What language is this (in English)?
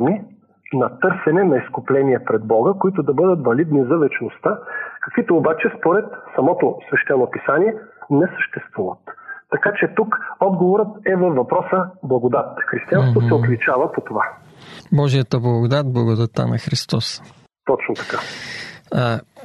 Bulgarian